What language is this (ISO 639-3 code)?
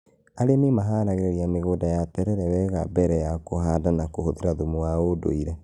kik